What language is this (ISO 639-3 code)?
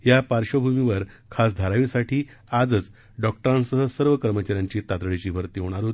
mar